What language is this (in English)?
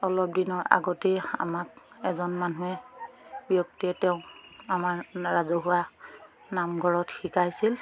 Assamese